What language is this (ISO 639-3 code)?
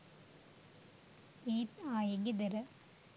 sin